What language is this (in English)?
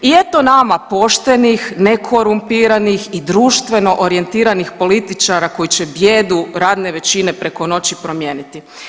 Croatian